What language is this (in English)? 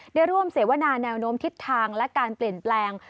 Thai